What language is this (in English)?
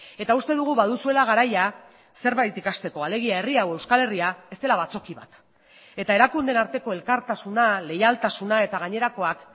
Basque